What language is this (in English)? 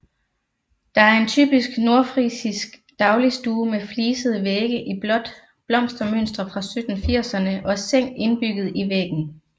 Danish